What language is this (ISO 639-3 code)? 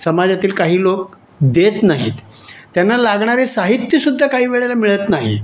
mar